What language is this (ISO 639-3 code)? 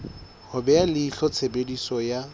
sot